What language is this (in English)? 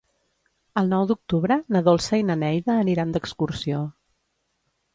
Catalan